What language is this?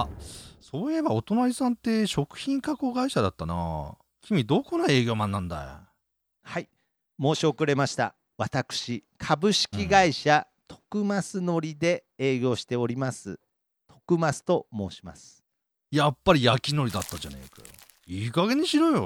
Japanese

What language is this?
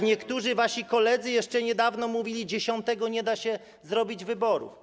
Polish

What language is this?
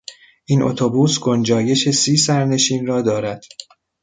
Persian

